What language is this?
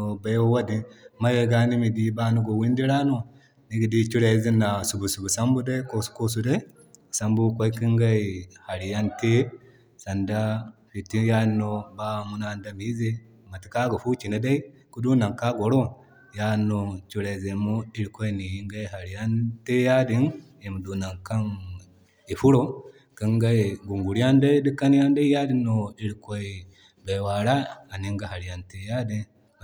Zarma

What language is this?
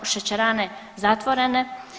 Croatian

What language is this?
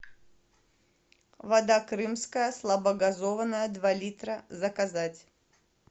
Russian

